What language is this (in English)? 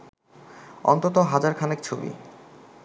Bangla